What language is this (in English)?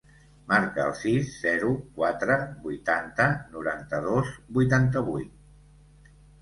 Catalan